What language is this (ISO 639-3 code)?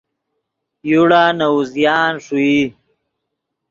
ydg